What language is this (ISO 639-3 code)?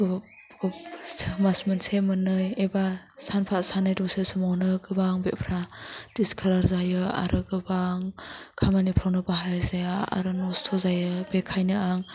brx